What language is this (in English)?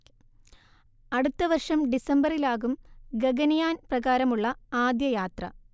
Malayalam